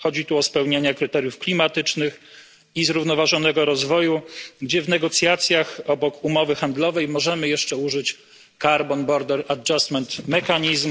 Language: Polish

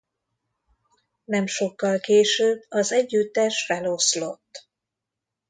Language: Hungarian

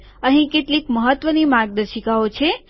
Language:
Gujarati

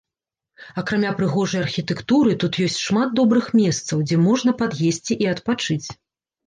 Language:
Belarusian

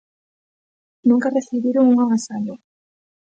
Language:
Galician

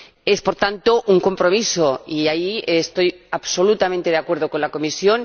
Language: Spanish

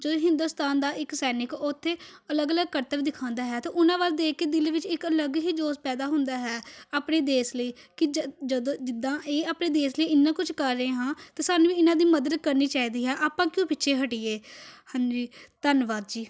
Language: Punjabi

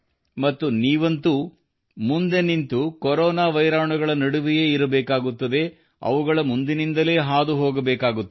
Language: Kannada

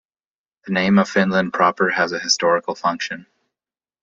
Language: English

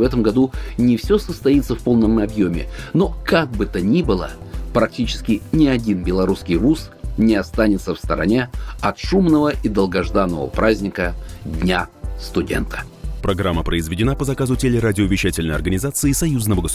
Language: Russian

